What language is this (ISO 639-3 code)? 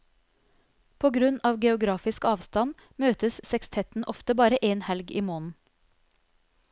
nor